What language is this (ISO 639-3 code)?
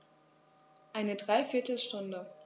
deu